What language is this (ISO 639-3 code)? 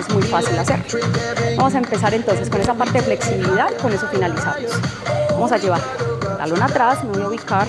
spa